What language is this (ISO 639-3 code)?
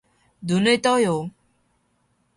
kor